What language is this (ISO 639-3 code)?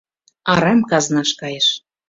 chm